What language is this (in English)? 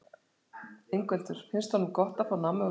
Icelandic